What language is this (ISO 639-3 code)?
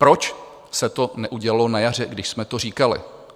ces